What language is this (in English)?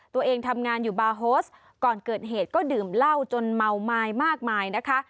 Thai